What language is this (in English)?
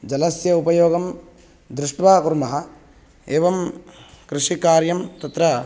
Sanskrit